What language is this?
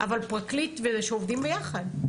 Hebrew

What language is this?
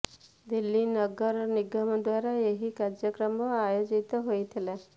Odia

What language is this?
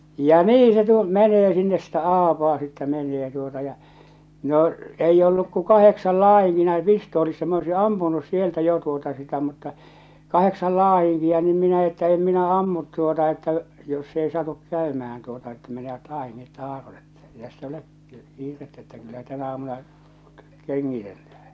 Finnish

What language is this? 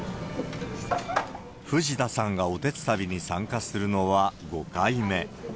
Japanese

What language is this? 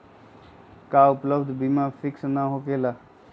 Magahi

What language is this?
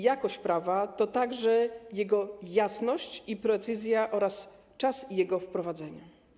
Polish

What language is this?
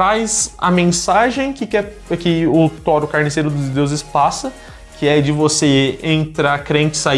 Portuguese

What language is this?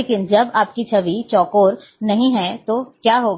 Hindi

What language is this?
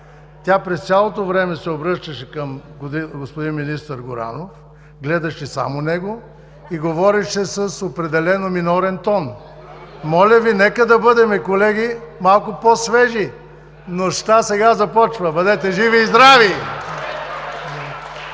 Bulgarian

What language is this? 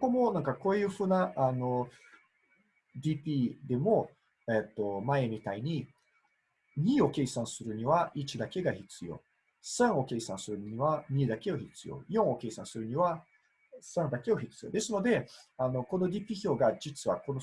Japanese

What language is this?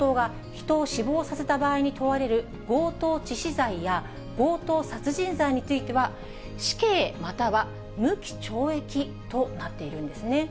Japanese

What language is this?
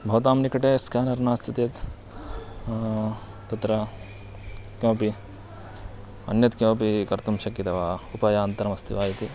Sanskrit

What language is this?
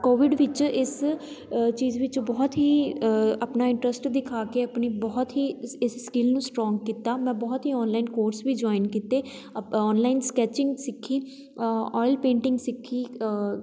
Punjabi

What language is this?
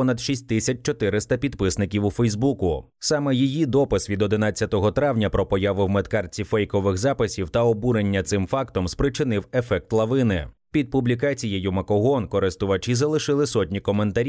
Ukrainian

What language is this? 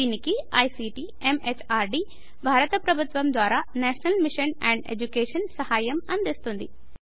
Telugu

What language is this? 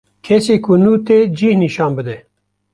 Kurdish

